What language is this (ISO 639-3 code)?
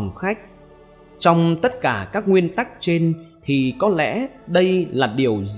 vie